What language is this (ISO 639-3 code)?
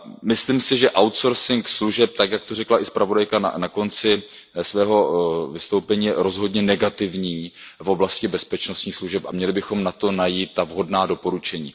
ces